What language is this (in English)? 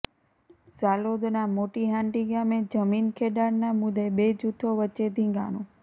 Gujarati